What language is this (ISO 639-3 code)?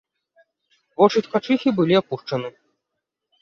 bel